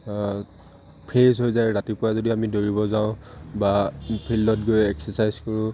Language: Assamese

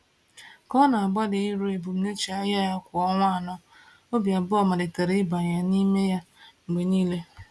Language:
Igbo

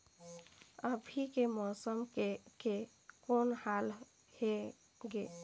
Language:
Chhattisgarhi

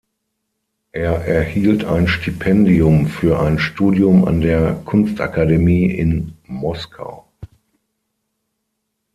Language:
German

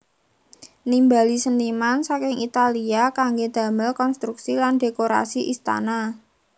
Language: Javanese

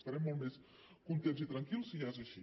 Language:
Catalan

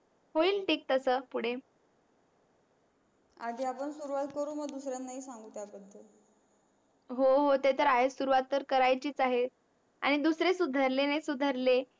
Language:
Marathi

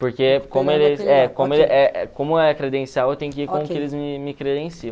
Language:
Portuguese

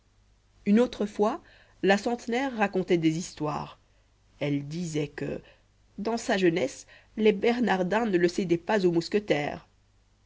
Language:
French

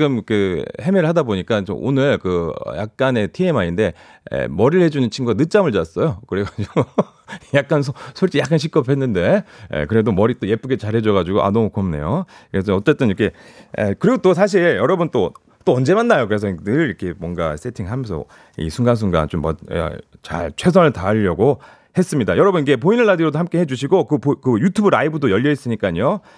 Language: Korean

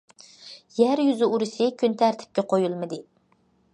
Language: Uyghur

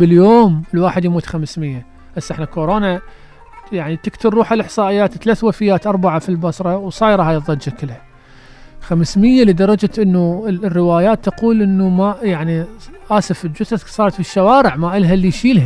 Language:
Arabic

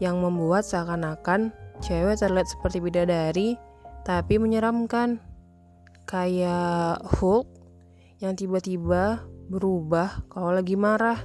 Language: Indonesian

